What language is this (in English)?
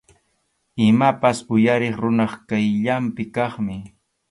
Arequipa-La Unión Quechua